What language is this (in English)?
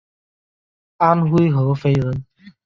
Chinese